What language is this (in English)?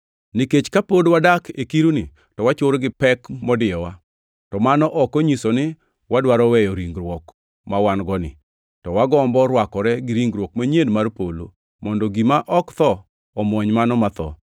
Luo (Kenya and Tanzania)